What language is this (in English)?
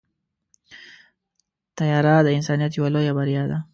Pashto